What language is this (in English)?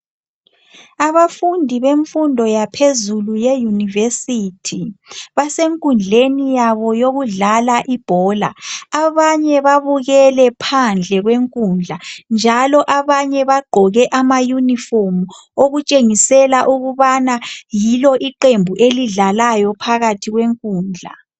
North Ndebele